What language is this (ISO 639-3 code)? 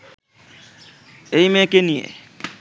ben